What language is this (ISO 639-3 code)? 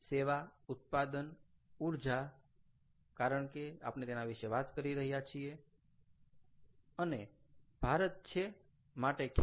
guj